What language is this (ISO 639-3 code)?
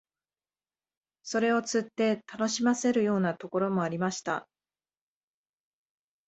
jpn